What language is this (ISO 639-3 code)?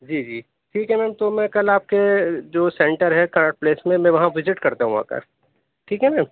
urd